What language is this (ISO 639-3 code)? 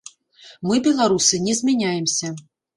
bel